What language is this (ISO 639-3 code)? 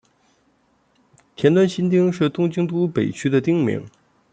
zho